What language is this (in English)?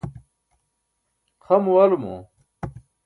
Burushaski